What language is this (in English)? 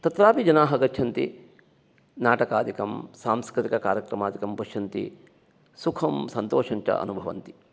Sanskrit